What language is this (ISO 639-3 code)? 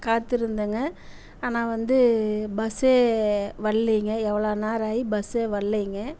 tam